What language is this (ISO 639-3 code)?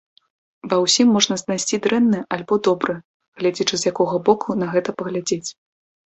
bel